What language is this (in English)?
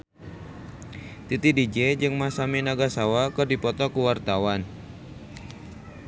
Sundanese